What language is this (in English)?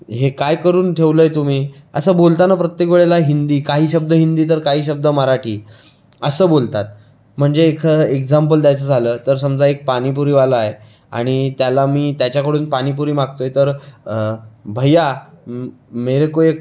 Marathi